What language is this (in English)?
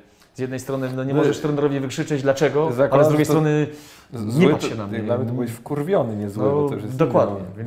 Polish